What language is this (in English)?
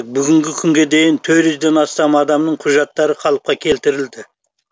Kazakh